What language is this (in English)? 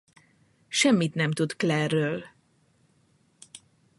Hungarian